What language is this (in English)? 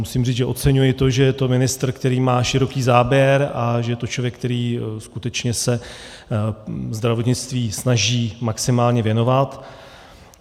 Czech